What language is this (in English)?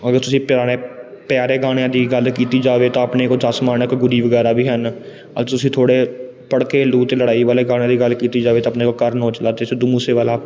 Punjabi